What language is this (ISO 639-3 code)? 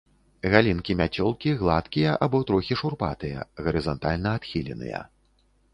bel